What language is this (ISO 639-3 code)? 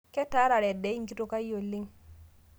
mas